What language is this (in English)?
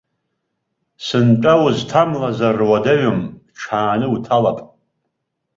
Abkhazian